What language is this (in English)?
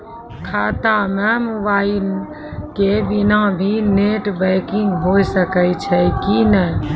Maithili